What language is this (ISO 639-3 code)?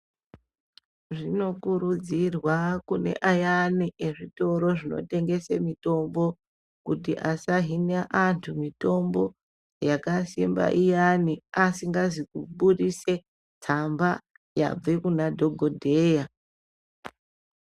ndc